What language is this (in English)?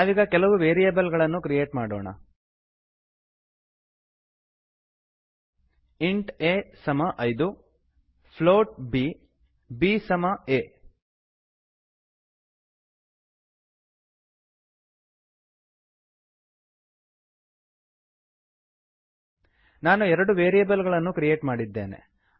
Kannada